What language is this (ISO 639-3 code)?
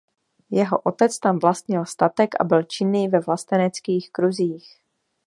ces